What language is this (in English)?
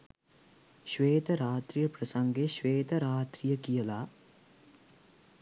Sinhala